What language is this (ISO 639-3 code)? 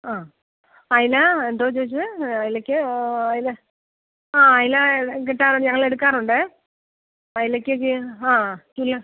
mal